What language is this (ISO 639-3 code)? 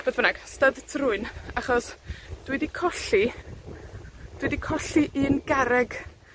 cym